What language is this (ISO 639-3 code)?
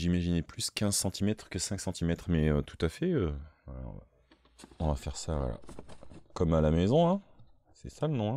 fra